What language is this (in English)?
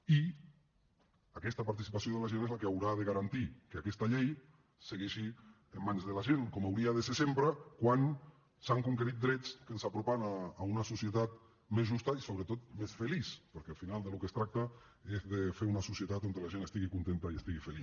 Catalan